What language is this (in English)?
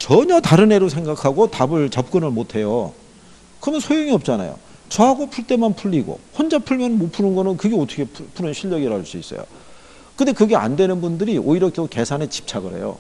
Korean